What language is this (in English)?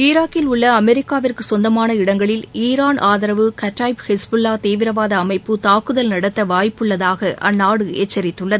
Tamil